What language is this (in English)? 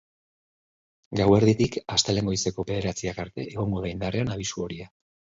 Basque